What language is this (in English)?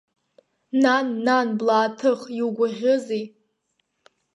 Abkhazian